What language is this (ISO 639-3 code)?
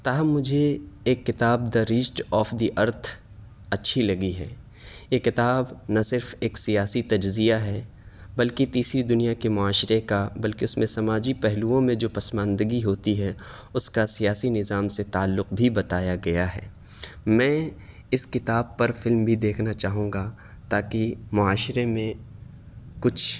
urd